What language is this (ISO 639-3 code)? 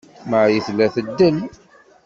kab